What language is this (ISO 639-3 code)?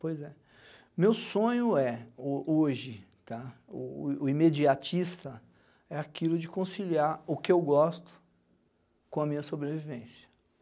por